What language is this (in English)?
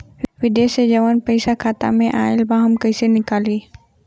Bhojpuri